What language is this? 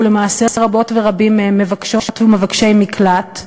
Hebrew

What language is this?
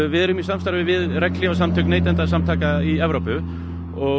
Icelandic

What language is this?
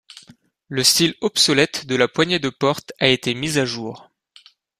French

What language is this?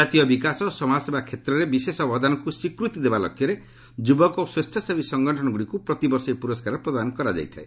Odia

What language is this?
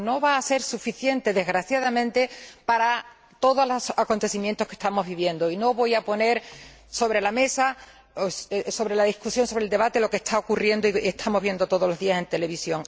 Spanish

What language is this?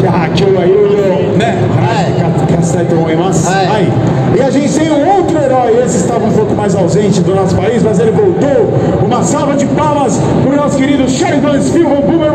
Portuguese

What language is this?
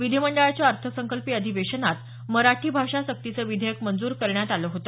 Marathi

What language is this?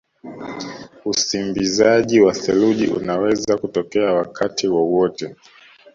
Swahili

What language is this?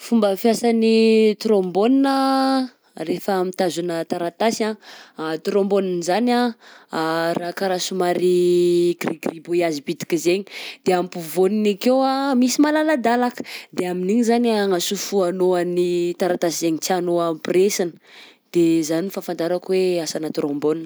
Southern Betsimisaraka Malagasy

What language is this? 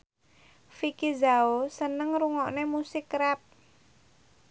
Javanese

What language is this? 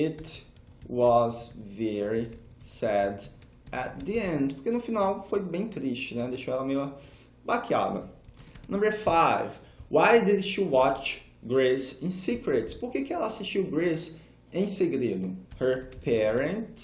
Portuguese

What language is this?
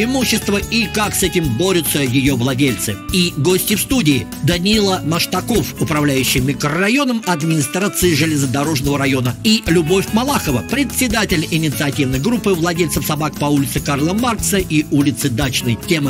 Russian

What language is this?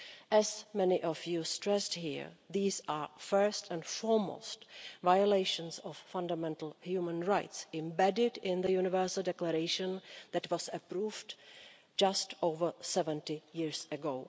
English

